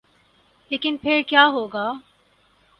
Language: Urdu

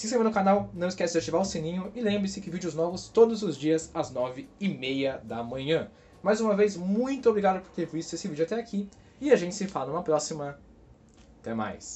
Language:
Portuguese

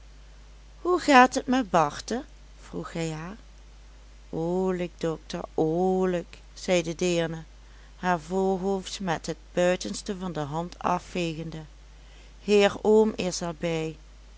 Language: Dutch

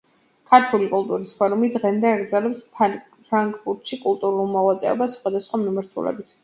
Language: Georgian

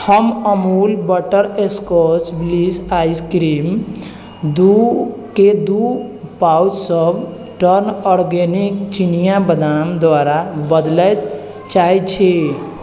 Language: Maithili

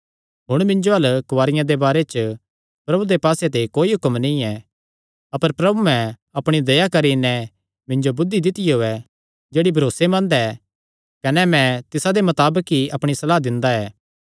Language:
Kangri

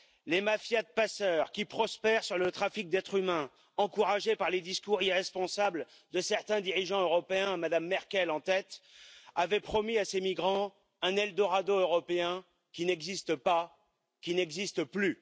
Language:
French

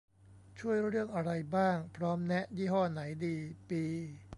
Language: Thai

